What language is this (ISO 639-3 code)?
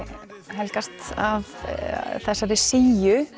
isl